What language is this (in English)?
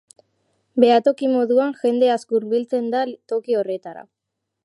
Basque